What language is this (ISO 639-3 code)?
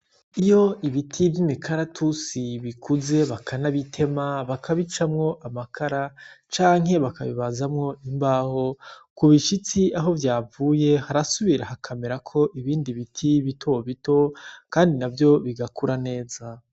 run